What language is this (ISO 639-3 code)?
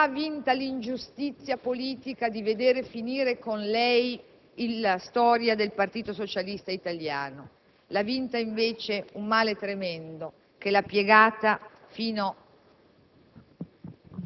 ita